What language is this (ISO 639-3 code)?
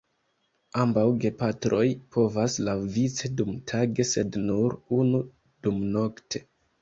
epo